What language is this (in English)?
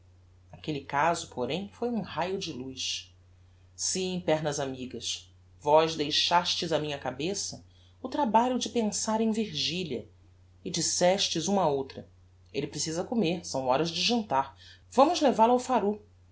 Portuguese